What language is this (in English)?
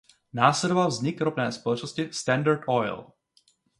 Czech